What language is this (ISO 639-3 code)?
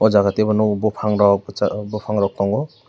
trp